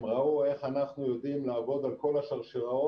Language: Hebrew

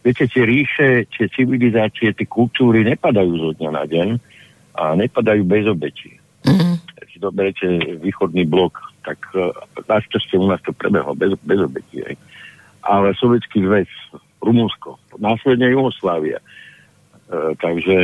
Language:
Slovak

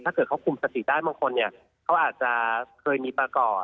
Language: Thai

